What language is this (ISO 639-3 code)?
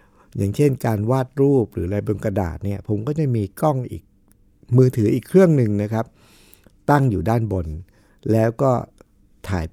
tha